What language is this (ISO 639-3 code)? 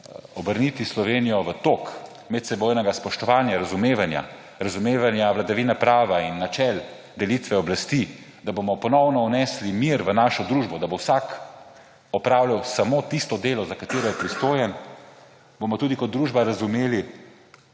slv